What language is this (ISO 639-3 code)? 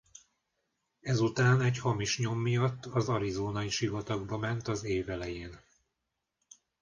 hun